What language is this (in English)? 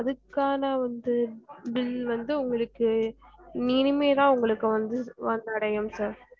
Tamil